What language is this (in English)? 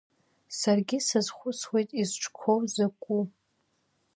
Abkhazian